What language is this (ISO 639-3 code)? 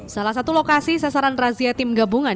ind